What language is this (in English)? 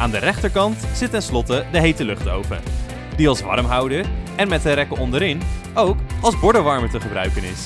Dutch